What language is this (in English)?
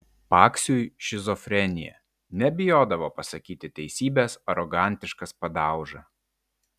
Lithuanian